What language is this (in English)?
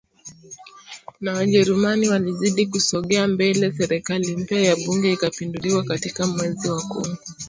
Swahili